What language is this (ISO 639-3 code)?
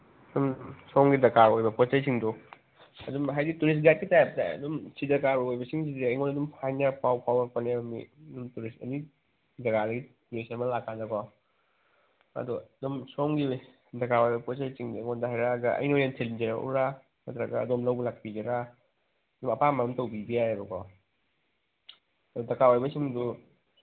mni